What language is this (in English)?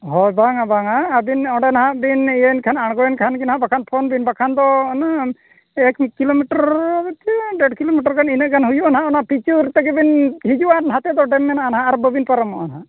Santali